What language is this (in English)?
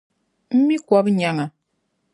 Dagbani